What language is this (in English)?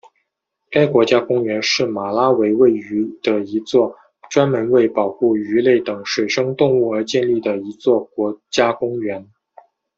Chinese